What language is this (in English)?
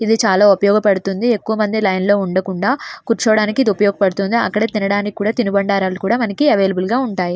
Telugu